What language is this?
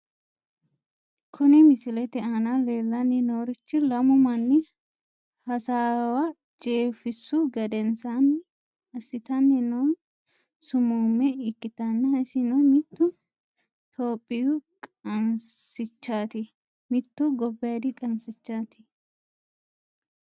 Sidamo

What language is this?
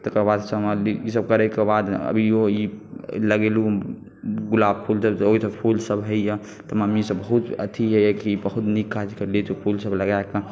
Maithili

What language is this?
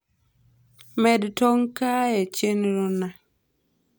Luo (Kenya and Tanzania)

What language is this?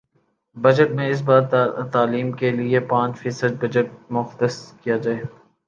Urdu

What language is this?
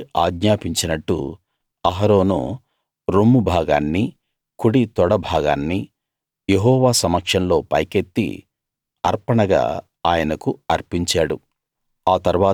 Telugu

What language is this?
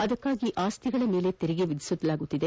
Kannada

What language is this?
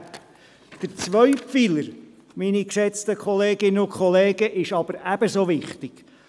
Swiss German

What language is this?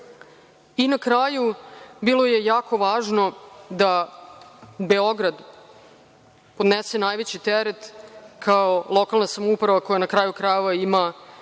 Serbian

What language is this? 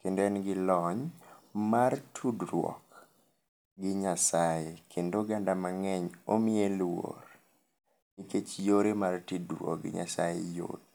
Luo (Kenya and Tanzania)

